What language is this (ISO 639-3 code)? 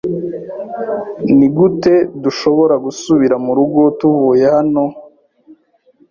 kin